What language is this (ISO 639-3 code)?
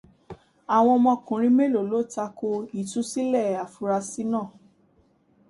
yor